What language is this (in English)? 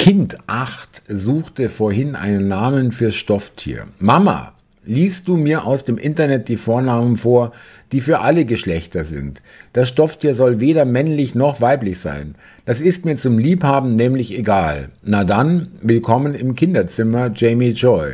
German